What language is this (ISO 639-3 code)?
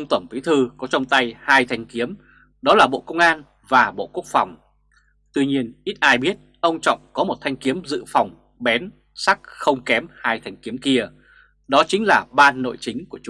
vie